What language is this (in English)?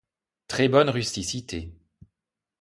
French